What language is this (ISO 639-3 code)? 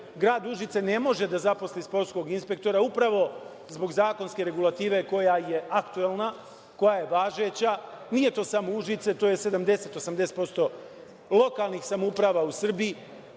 srp